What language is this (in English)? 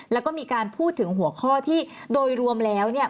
Thai